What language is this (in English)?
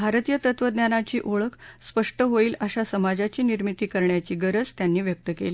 Marathi